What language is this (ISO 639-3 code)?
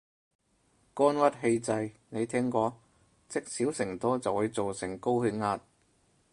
yue